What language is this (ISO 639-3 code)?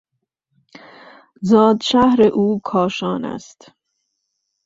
fas